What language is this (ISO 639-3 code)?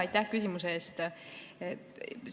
est